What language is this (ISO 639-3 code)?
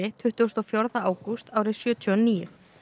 isl